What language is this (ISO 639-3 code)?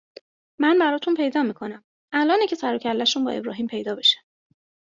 fas